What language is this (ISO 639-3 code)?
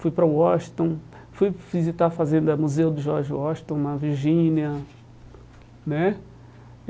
por